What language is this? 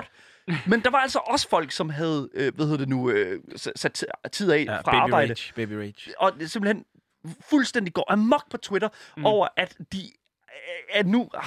Danish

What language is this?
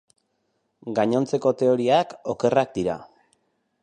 Basque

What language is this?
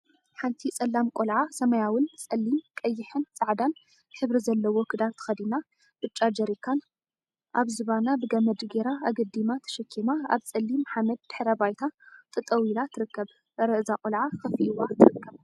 Tigrinya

